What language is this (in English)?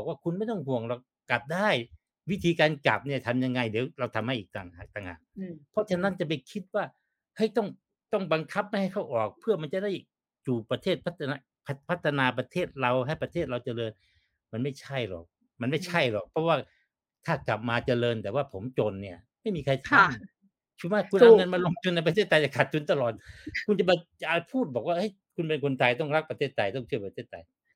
Thai